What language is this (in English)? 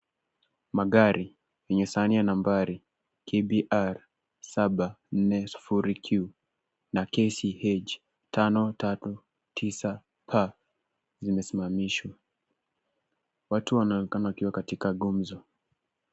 Swahili